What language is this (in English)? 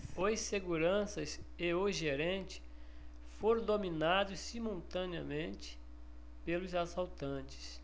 Portuguese